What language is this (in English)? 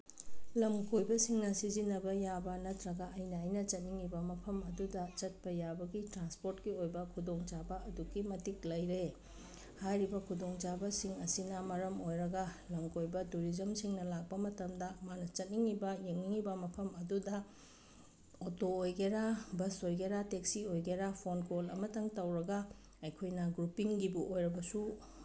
Manipuri